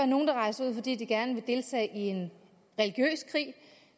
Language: Danish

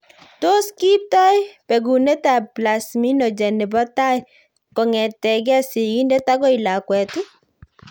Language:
Kalenjin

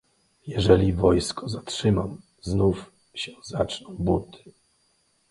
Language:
Polish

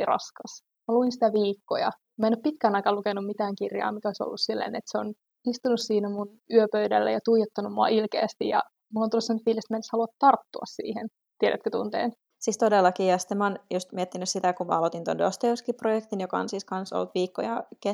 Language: Finnish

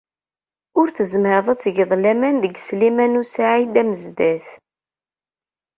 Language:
Kabyle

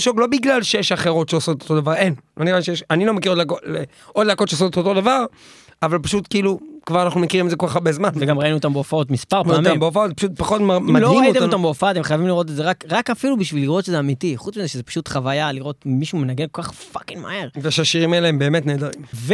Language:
Hebrew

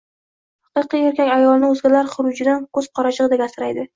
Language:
Uzbek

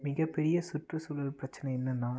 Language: Tamil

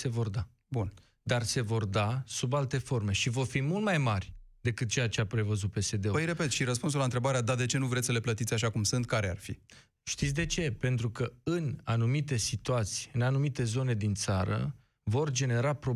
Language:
Romanian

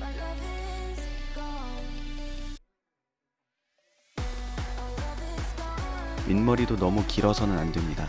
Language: Korean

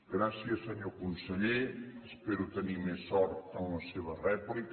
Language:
Catalan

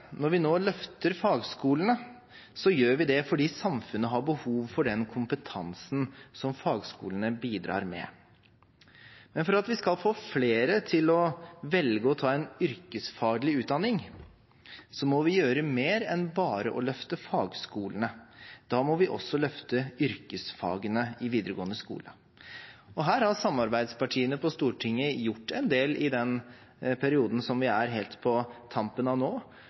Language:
Norwegian Bokmål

